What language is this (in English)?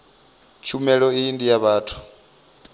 Venda